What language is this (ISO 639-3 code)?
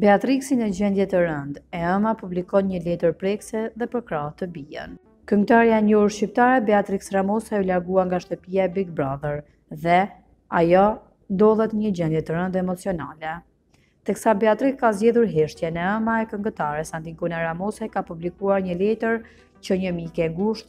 ron